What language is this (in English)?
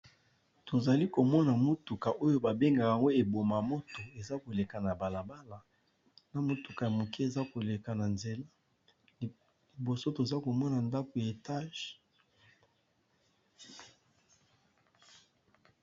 Lingala